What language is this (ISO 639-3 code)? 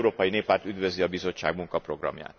hun